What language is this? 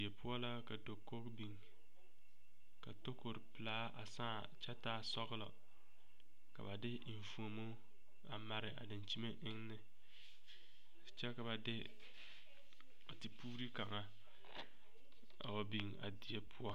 Southern Dagaare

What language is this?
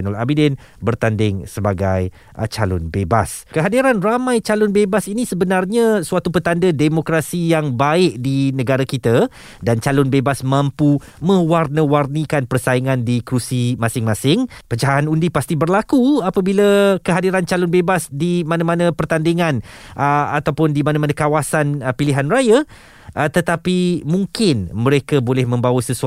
Malay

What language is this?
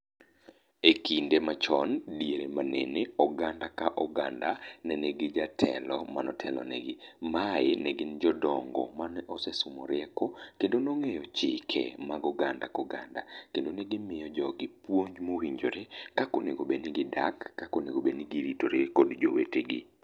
Luo (Kenya and Tanzania)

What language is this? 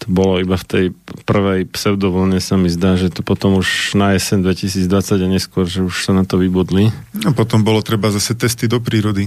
Slovak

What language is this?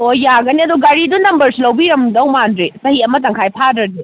Manipuri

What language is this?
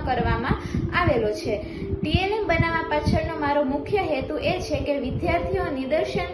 Gujarati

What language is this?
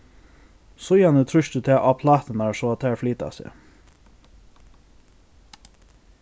Faroese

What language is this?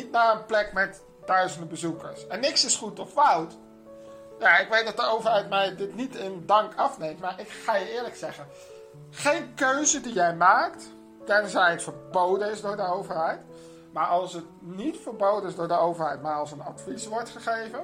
Dutch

